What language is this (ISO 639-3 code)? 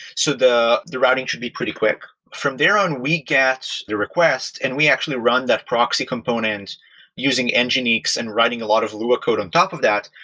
eng